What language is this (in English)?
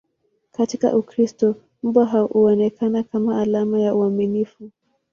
Swahili